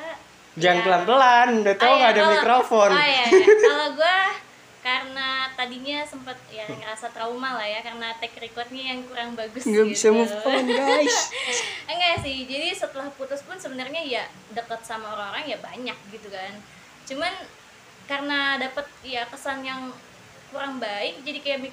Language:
Indonesian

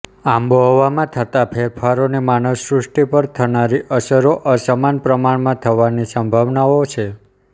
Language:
Gujarati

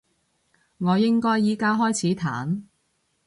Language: Cantonese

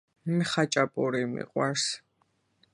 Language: Georgian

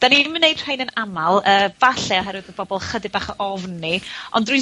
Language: Welsh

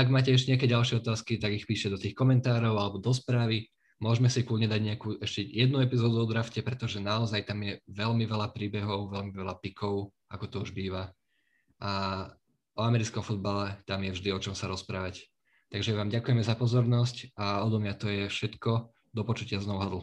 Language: Slovak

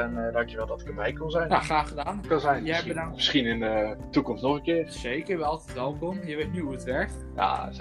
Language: Dutch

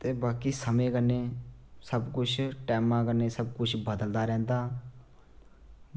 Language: Dogri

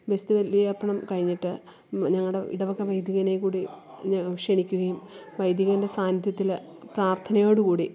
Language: Malayalam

